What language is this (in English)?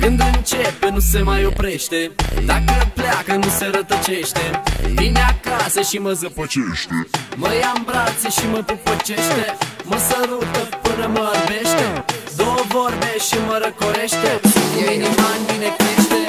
Romanian